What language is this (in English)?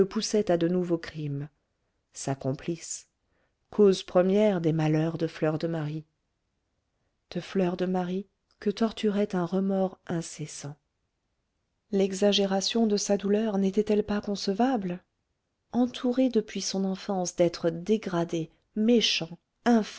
French